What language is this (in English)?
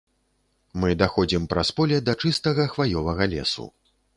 Belarusian